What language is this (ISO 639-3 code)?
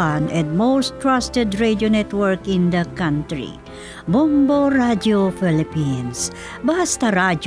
fil